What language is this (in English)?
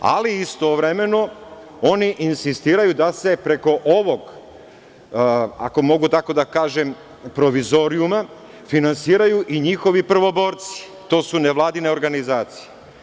Serbian